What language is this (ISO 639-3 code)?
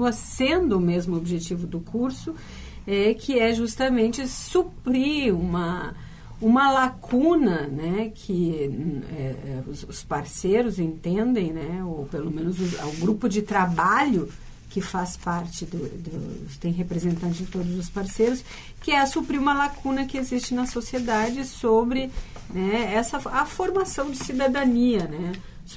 por